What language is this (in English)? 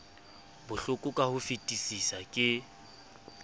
Southern Sotho